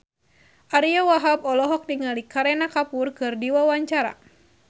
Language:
Sundanese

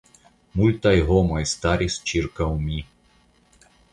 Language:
Esperanto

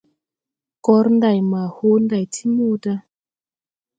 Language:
Tupuri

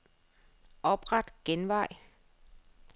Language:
Danish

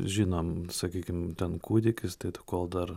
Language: Lithuanian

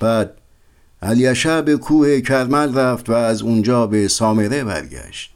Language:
Persian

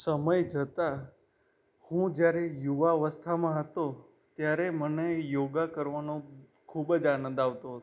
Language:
Gujarati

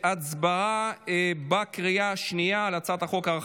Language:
Hebrew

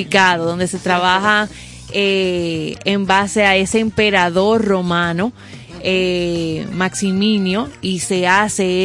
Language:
Spanish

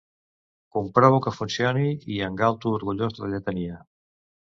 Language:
Catalan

